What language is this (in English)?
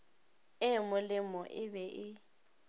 Northern Sotho